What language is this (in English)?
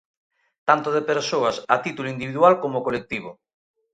Galician